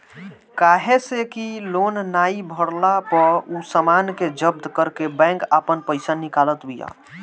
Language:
Bhojpuri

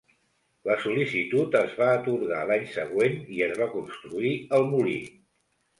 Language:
Catalan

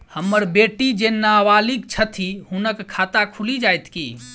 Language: Maithili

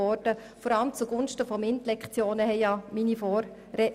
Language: Swiss German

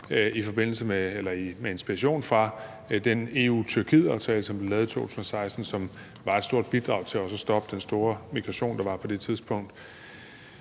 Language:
Danish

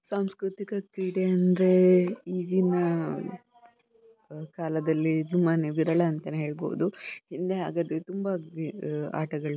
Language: Kannada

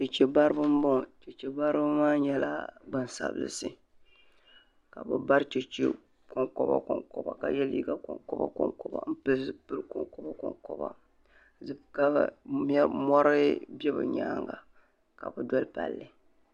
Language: Dagbani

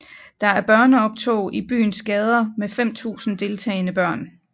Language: Danish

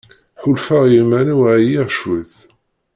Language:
Kabyle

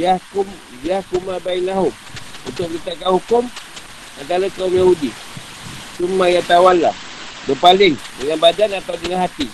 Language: Malay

